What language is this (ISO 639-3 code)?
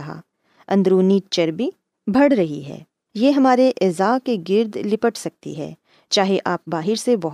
urd